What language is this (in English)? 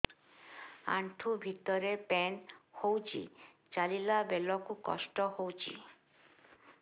Odia